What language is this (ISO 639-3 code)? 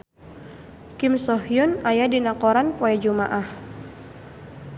sun